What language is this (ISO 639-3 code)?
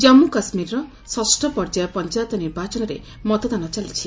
ori